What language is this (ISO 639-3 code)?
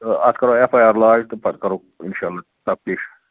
kas